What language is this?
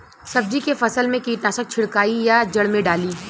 Bhojpuri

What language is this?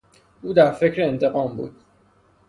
Persian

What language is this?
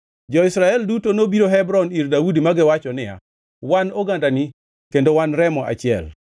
Luo (Kenya and Tanzania)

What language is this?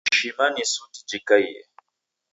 Taita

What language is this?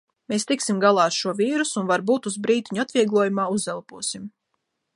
Latvian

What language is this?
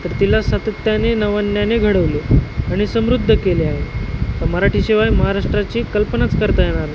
Marathi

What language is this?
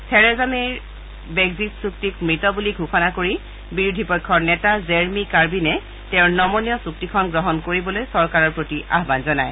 Assamese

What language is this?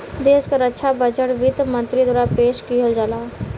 Bhojpuri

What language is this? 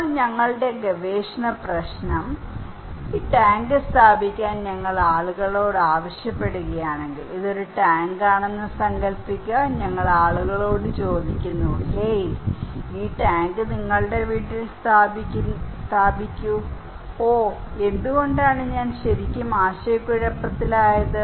Malayalam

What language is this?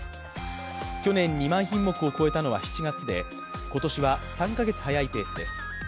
Japanese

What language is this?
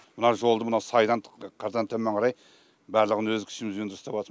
Kazakh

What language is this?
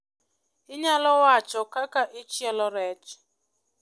Luo (Kenya and Tanzania)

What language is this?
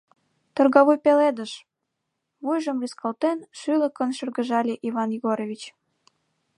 Mari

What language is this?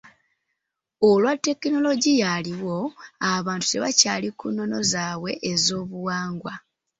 Ganda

